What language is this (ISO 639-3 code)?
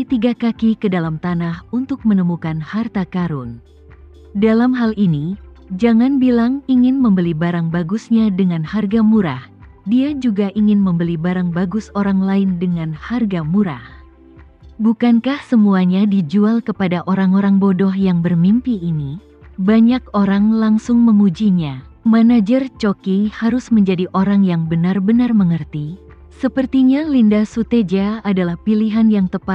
ind